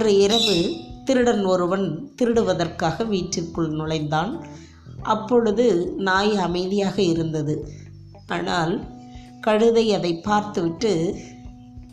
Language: Tamil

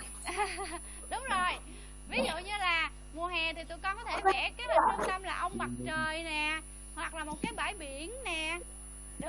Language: Vietnamese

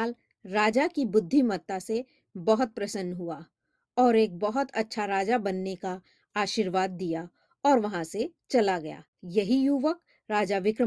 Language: Hindi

